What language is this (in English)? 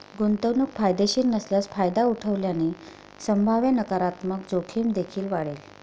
Marathi